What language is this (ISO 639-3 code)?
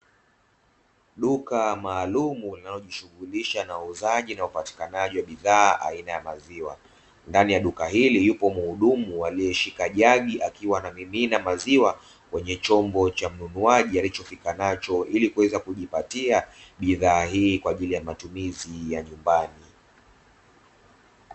swa